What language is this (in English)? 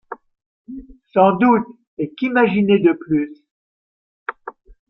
French